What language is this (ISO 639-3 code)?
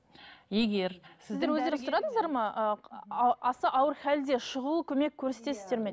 kaz